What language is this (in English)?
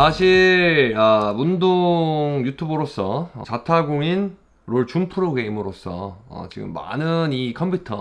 Korean